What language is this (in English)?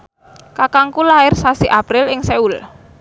Javanese